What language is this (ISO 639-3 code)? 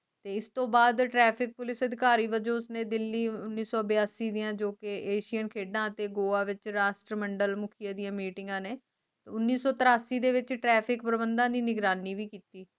pan